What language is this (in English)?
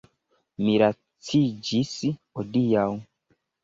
Esperanto